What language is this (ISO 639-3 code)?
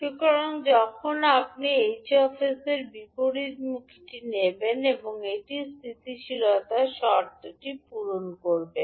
ben